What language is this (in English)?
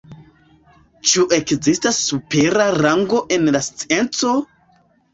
Esperanto